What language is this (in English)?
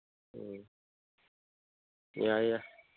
Manipuri